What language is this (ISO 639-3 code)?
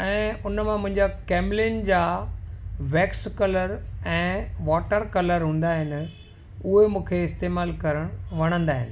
snd